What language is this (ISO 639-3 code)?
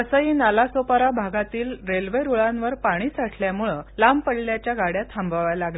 mar